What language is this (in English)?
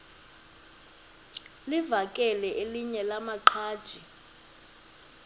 Xhosa